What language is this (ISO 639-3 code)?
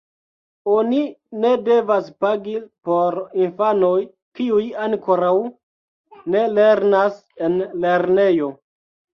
epo